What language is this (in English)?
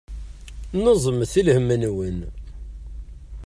Kabyle